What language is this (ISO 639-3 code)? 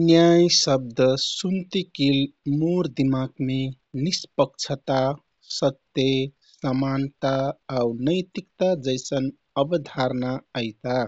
tkt